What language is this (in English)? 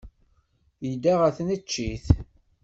Kabyle